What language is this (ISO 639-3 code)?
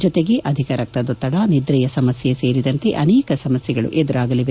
kan